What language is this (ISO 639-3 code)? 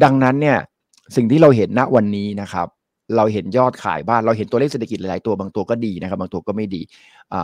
tha